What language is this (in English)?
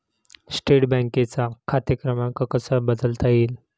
Marathi